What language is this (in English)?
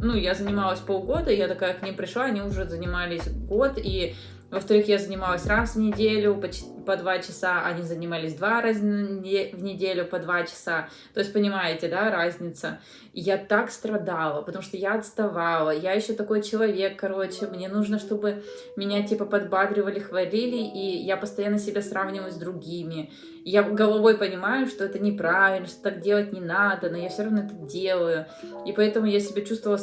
Russian